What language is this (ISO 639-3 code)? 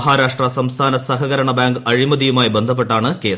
mal